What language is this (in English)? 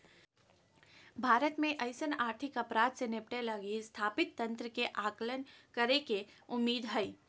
Magahi